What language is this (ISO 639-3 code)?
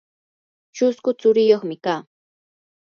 qur